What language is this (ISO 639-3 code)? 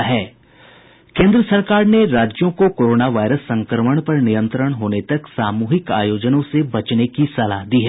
hin